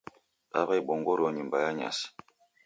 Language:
Taita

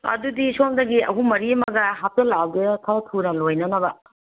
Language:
Manipuri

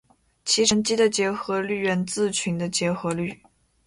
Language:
Chinese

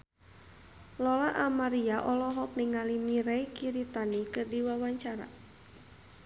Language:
Sundanese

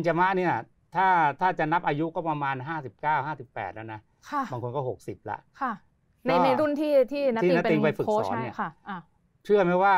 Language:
Thai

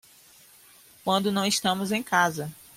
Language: Portuguese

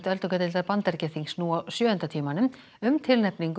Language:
Icelandic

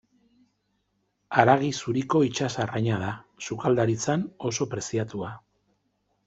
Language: Basque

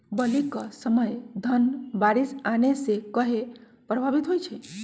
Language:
Magahi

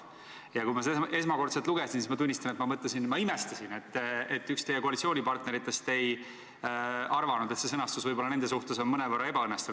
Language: Estonian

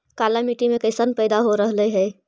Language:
Magahi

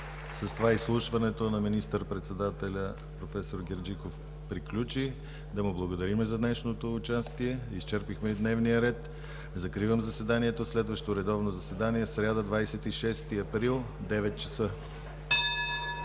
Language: Bulgarian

